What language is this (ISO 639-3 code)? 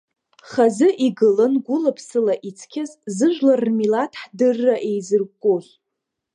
abk